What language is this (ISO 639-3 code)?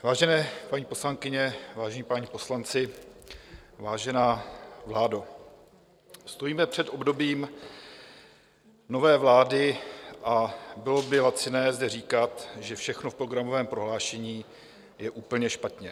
ces